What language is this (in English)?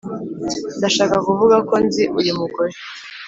Kinyarwanda